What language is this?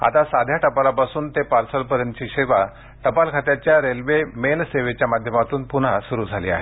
Marathi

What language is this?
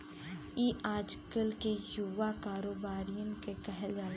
Bhojpuri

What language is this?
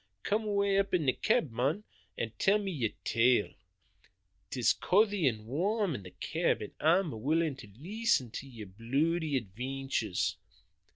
English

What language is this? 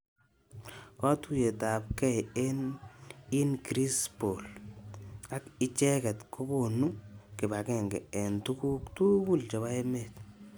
Kalenjin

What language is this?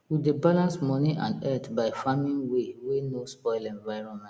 Nigerian Pidgin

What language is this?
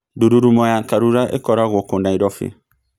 Kikuyu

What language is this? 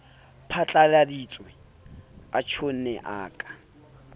Southern Sotho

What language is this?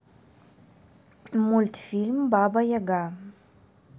Russian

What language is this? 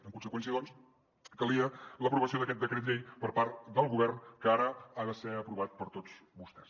Catalan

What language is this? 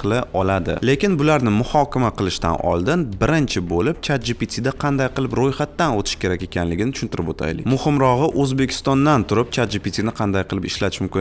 Turkish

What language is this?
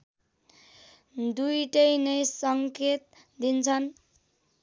Nepali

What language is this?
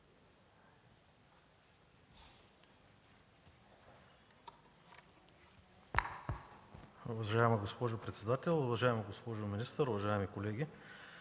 Bulgarian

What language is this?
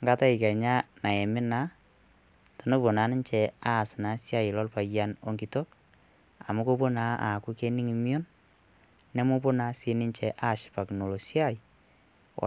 Masai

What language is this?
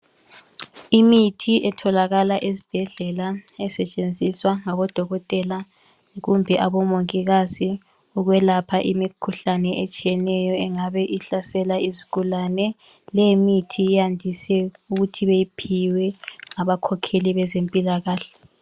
North Ndebele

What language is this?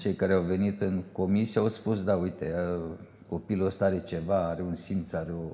Romanian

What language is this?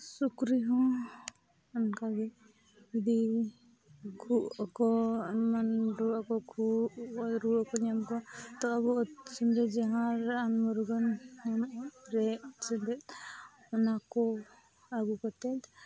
Santali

